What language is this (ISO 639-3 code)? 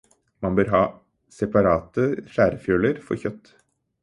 nob